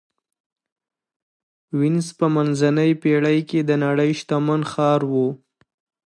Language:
Pashto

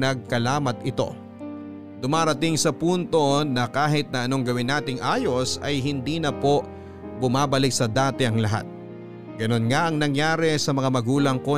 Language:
Filipino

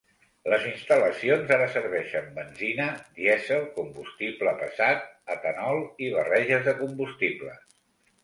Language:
Catalan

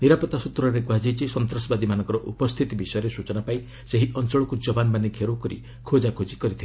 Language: Odia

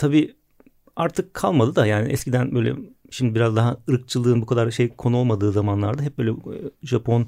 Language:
Turkish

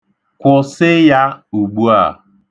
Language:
Igbo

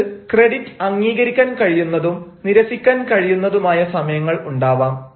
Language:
Malayalam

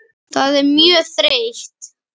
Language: Icelandic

